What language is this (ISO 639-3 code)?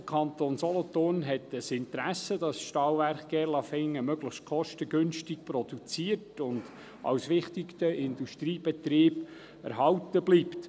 gsw